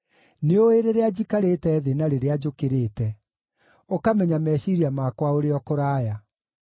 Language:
Kikuyu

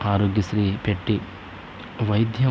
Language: Telugu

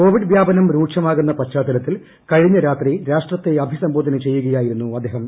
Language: Malayalam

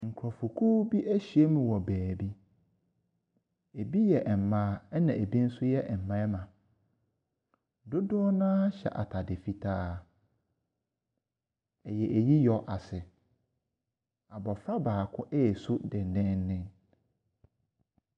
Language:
Akan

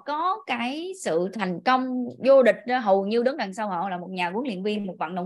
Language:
Vietnamese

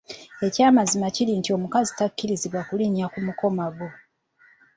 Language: Ganda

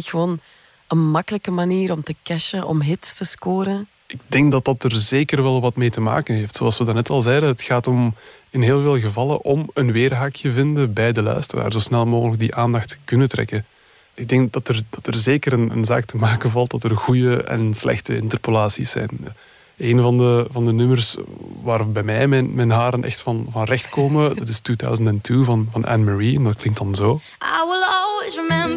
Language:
Dutch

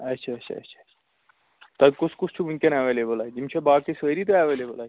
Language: Kashmiri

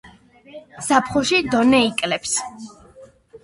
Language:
Georgian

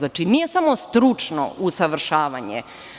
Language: Serbian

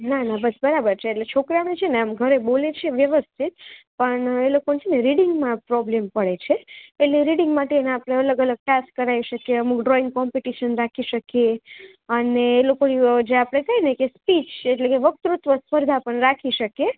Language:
Gujarati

